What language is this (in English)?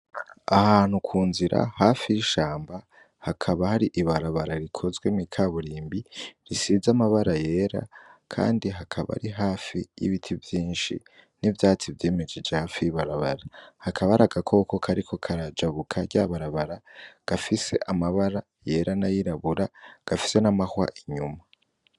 Rundi